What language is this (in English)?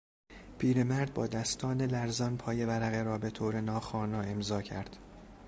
Persian